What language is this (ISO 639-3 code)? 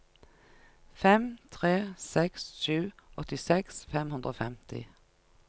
nor